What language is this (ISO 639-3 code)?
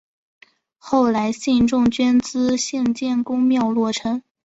zho